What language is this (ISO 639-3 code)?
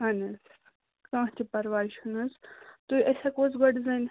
kas